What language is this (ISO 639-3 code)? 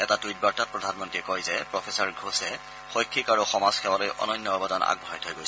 asm